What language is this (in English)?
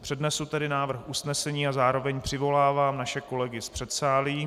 Czech